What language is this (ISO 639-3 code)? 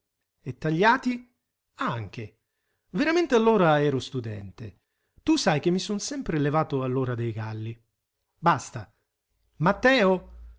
ita